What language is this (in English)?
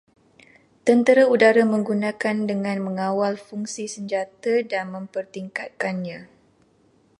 Malay